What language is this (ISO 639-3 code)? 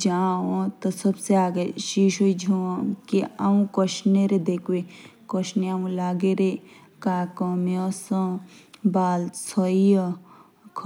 jns